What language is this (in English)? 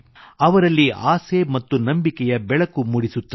Kannada